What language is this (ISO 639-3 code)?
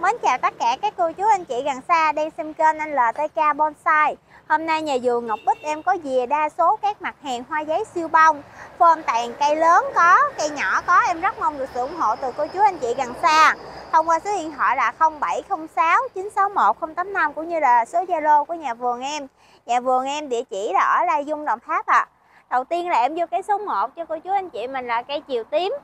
vie